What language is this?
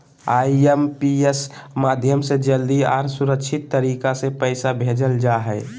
Magahi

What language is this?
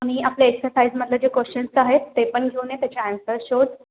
Marathi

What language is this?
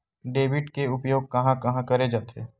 Chhattisgarhi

